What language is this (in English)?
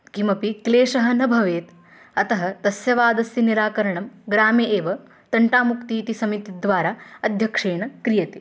Sanskrit